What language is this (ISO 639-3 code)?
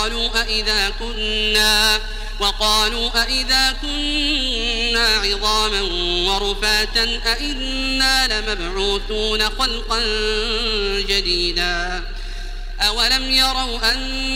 ara